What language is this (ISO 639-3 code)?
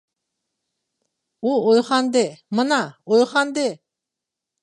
uig